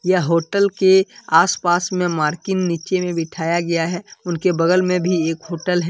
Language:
Hindi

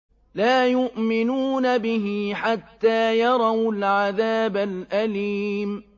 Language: Arabic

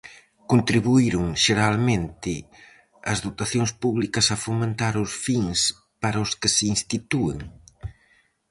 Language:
Galician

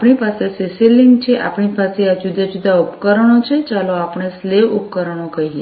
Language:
Gujarati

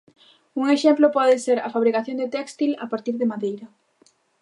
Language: Galician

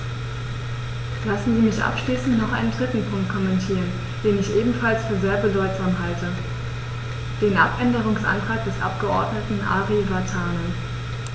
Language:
German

